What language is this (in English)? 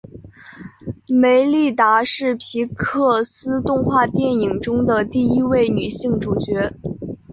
Chinese